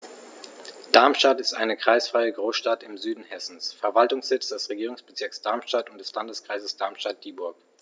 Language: German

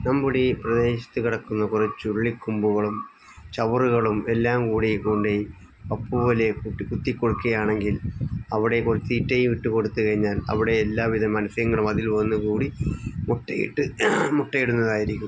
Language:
Malayalam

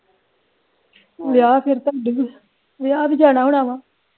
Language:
Punjabi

